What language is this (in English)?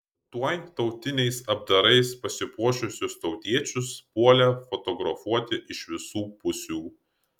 Lithuanian